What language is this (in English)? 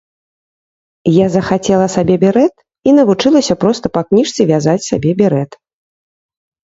Belarusian